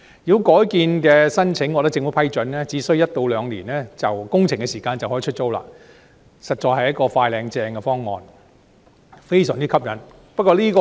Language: Cantonese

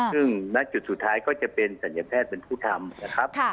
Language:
Thai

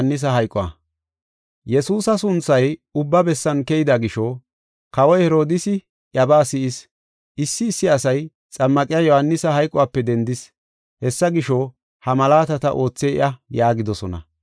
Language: Gofa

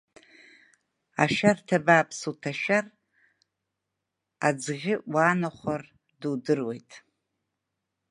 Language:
Abkhazian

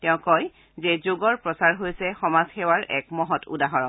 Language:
Assamese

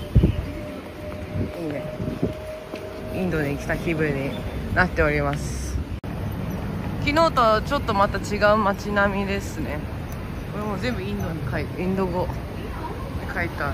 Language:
Japanese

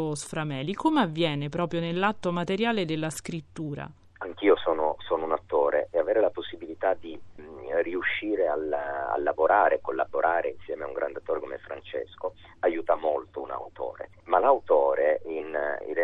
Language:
Italian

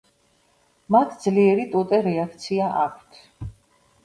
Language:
Georgian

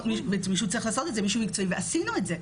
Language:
Hebrew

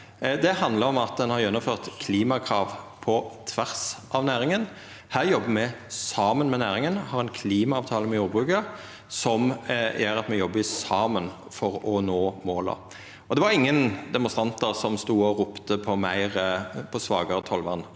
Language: Norwegian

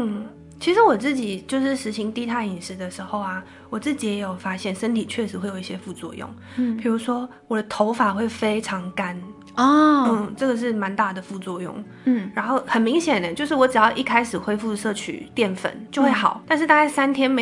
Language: Chinese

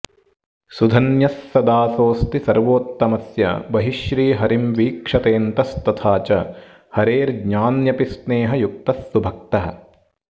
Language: Sanskrit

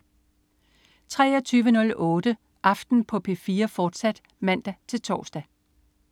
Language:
Danish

